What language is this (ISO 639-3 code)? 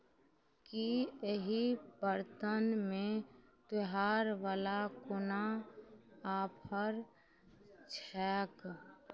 mai